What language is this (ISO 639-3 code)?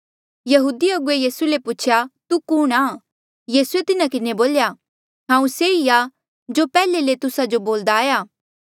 mjl